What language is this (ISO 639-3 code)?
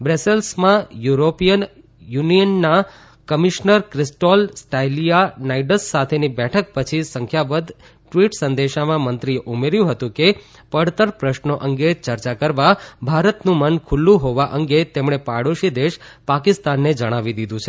guj